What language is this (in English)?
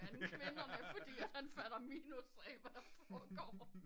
Danish